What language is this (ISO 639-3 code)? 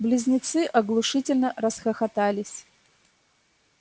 rus